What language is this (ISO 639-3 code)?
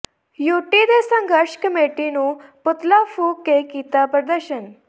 pan